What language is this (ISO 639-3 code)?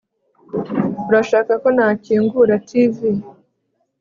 kin